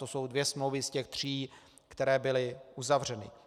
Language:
Czech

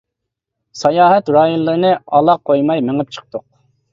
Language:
Uyghur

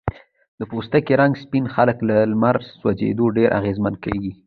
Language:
Pashto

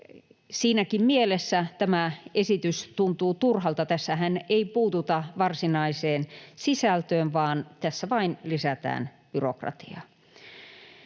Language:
Finnish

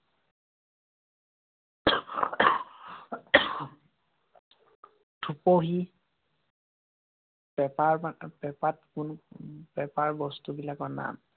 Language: Assamese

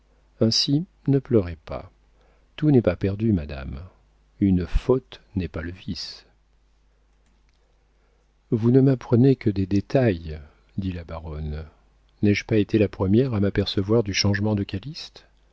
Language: French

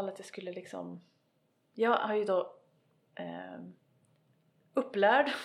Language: Swedish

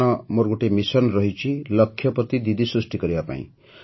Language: Odia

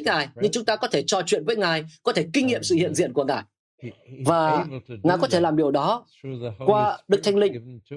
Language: Vietnamese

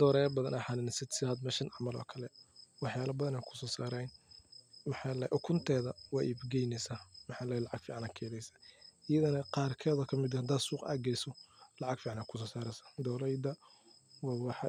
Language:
Somali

